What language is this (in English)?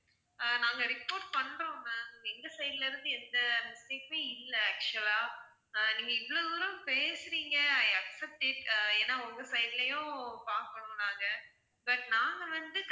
Tamil